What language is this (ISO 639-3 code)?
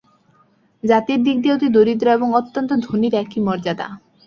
ben